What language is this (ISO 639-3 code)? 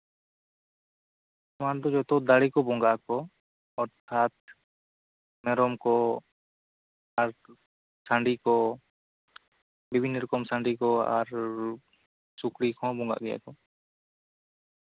sat